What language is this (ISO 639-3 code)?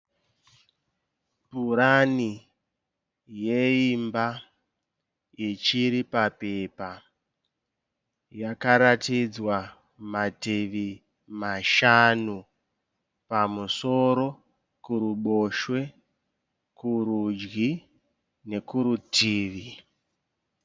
sna